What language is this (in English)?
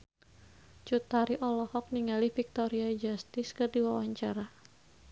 Sundanese